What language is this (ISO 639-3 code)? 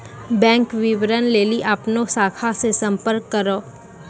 mai